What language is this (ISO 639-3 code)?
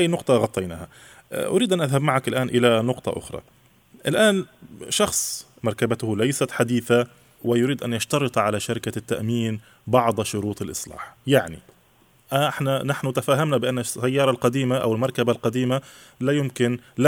ara